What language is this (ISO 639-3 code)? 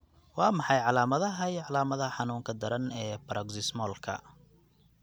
som